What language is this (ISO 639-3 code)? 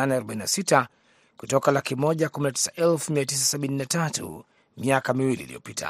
swa